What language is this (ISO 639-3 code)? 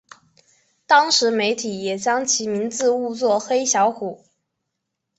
zho